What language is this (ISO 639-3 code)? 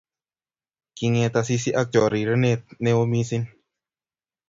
kln